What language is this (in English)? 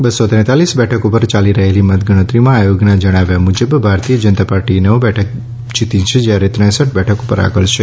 Gujarati